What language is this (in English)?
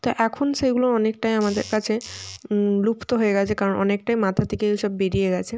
Bangla